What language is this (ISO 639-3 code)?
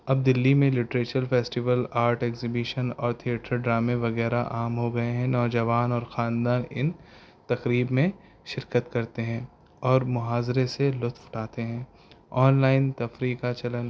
urd